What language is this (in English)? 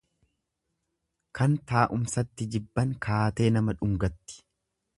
Oromo